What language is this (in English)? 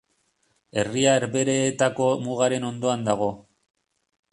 Basque